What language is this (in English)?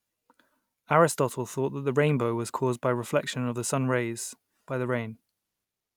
English